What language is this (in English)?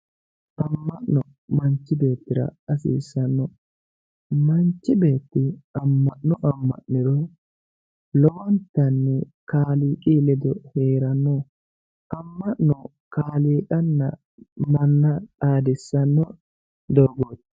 Sidamo